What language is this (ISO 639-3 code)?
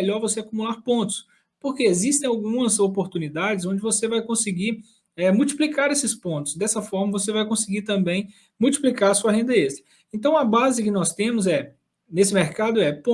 por